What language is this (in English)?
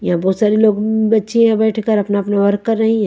Hindi